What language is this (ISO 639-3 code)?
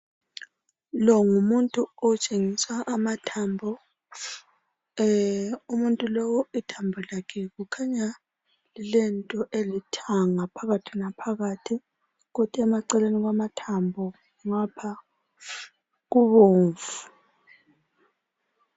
nde